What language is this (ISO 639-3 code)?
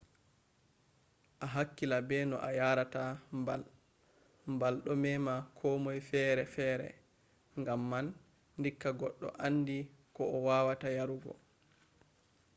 ful